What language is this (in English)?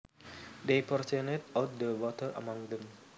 Javanese